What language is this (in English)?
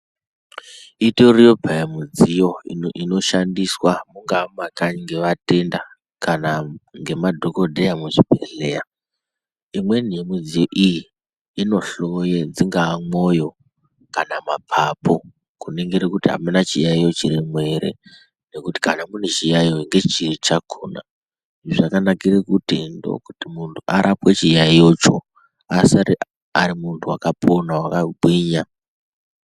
Ndau